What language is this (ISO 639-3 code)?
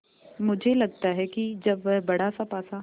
hin